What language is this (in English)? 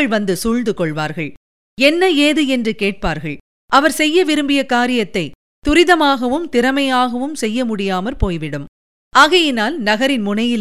Tamil